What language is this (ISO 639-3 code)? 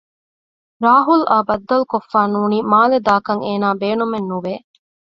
div